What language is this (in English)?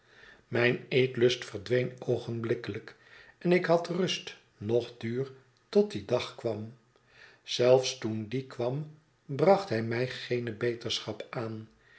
Dutch